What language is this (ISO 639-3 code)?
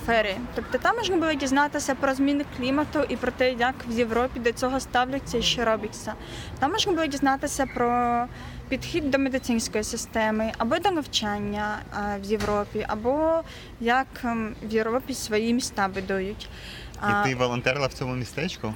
ukr